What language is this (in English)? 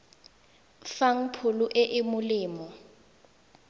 Tswana